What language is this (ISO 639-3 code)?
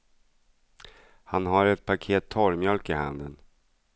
swe